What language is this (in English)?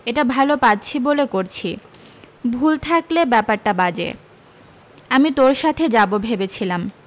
Bangla